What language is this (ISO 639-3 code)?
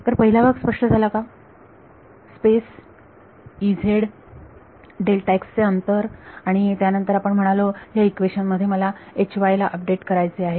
mar